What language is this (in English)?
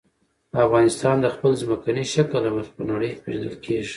Pashto